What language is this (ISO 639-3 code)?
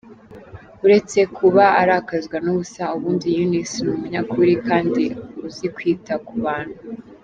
kin